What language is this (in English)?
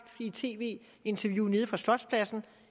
Danish